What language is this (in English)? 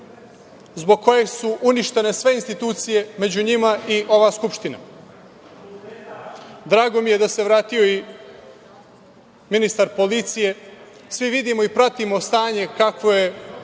Serbian